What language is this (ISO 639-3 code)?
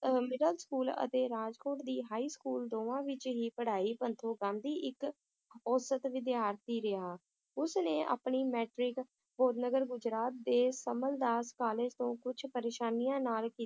pan